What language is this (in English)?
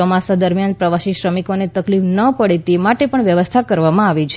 Gujarati